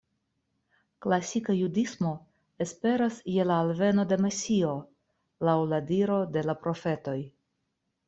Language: Esperanto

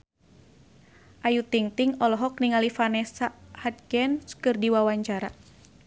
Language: Sundanese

